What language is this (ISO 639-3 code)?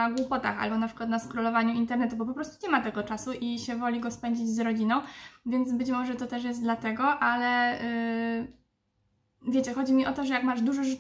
pol